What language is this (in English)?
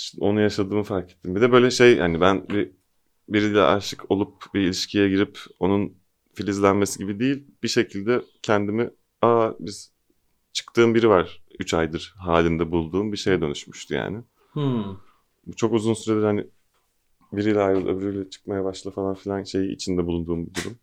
Turkish